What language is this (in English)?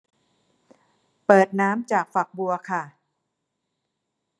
Thai